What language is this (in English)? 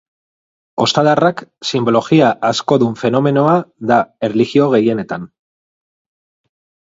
Basque